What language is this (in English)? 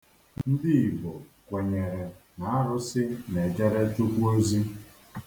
Igbo